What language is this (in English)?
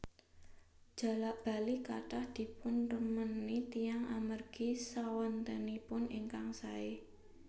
Javanese